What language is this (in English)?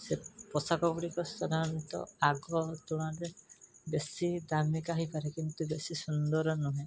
Odia